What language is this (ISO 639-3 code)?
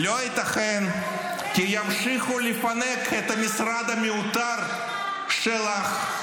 heb